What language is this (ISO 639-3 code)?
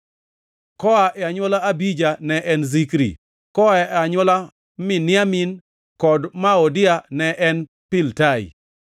luo